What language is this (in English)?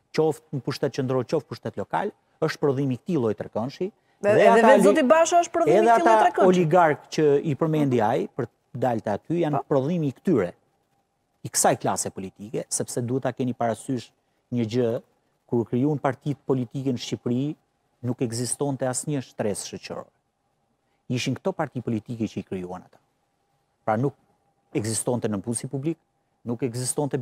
Romanian